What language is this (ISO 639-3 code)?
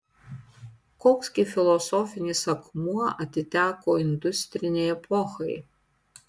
lit